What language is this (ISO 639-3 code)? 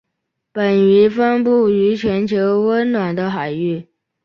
zho